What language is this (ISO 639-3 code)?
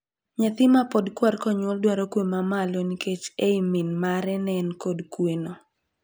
luo